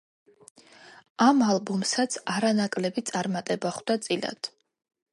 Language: Georgian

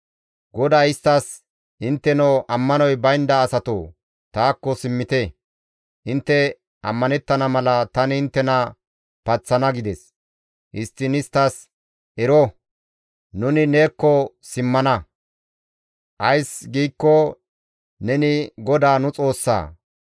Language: Gamo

